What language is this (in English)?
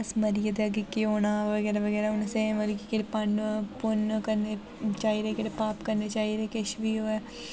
Dogri